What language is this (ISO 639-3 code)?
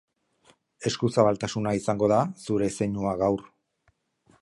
eus